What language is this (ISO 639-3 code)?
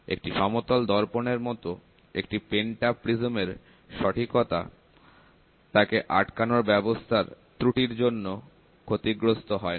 ben